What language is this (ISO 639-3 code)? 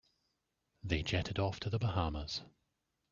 eng